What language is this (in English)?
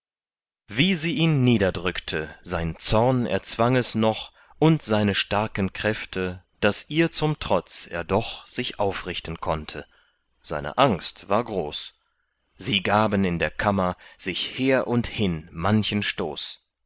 German